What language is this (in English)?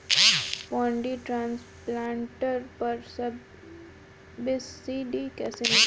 Bhojpuri